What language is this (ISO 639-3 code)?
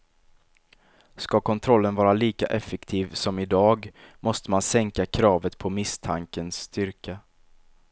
swe